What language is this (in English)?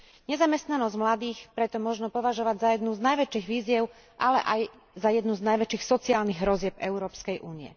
Slovak